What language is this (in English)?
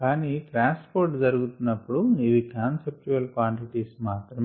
Telugu